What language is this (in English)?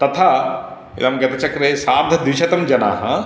Sanskrit